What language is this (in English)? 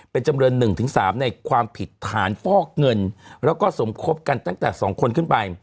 Thai